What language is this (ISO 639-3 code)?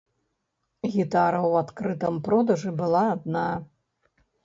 bel